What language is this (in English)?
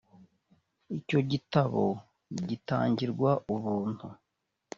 Kinyarwanda